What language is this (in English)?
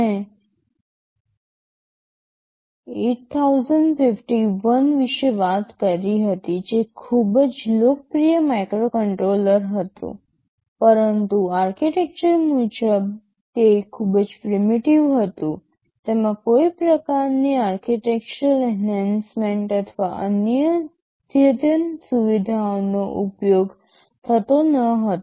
Gujarati